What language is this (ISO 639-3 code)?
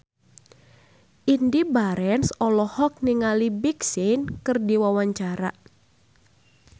sun